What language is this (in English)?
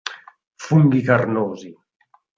Italian